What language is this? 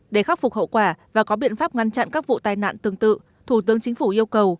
Vietnamese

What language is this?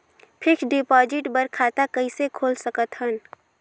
Chhattisgarhi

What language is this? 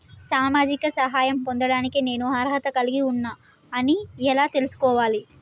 Telugu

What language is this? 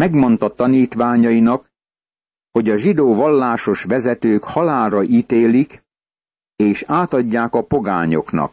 Hungarian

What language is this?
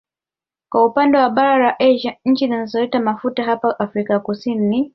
Swahili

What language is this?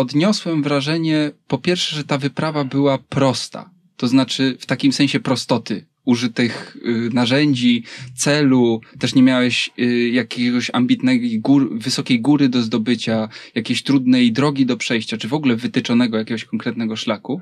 Polish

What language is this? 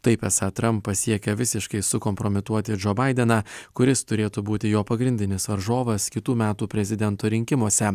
Lithuanian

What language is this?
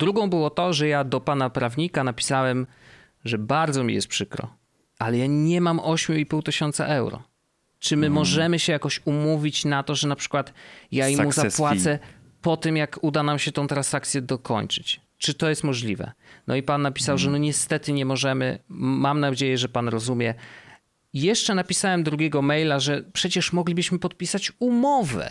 Polish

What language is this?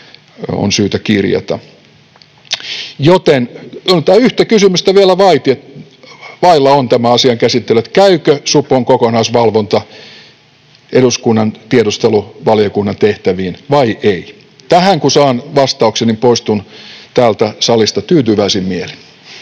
Finnish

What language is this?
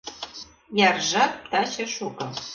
Mari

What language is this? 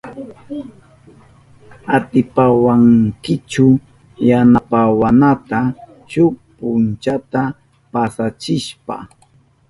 Southern Pastaza Quechua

